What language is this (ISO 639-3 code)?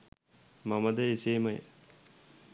sin